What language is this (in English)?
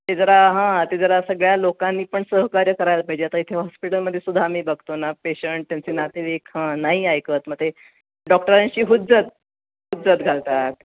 Marathi